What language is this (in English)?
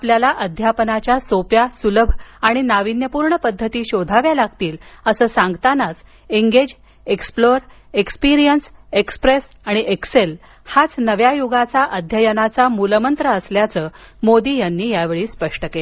Marathi